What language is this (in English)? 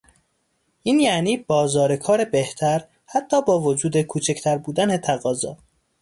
Persian